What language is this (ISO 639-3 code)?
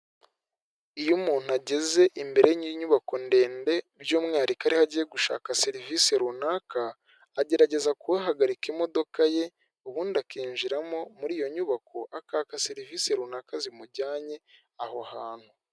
kin